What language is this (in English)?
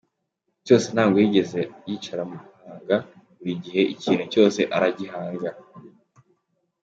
Kinyarwanda